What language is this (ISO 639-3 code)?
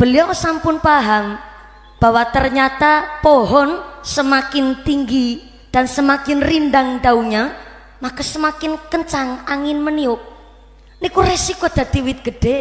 ind